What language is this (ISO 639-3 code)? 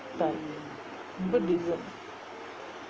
eng